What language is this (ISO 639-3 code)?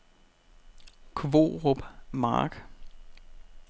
dan